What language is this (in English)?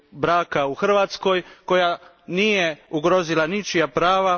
Croatian